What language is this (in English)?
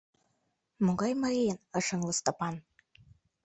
Mari